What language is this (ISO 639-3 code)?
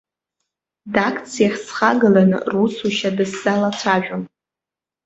abk